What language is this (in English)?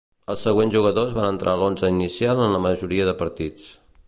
Catalan